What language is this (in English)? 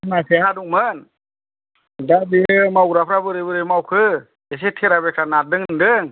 Bodo